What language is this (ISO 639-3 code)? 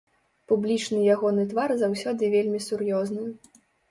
bel